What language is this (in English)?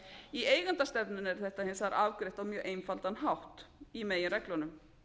Icelandic